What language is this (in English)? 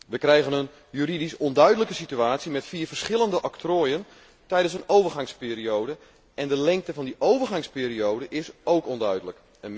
Dutch